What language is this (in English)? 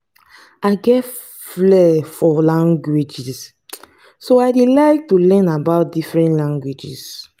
Nigerian Pidgin